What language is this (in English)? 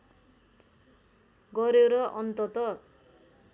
Nepali